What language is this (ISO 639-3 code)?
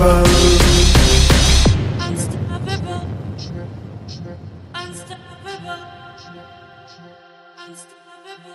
hin